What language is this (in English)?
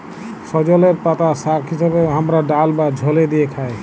Bangla